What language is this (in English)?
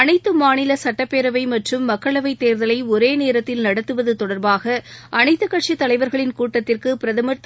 Tamil